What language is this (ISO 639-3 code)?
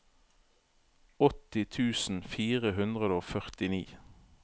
nor